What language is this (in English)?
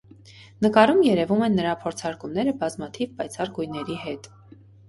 Armenian